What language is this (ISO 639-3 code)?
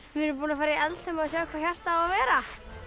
isl